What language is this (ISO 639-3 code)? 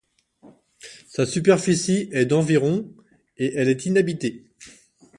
fra